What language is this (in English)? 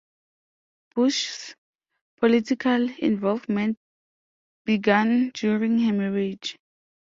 English